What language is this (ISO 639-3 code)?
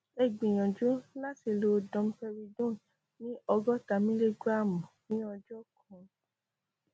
yor